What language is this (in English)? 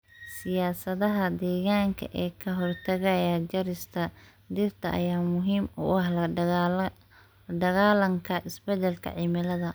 Somali